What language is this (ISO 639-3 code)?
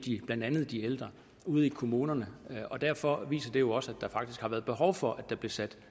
dan